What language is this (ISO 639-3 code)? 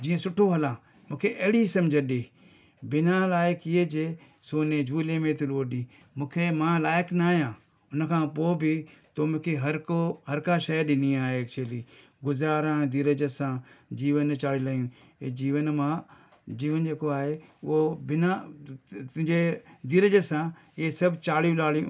snd